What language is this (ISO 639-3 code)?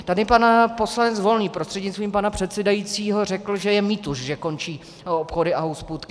ces